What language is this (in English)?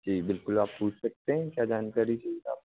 Hindi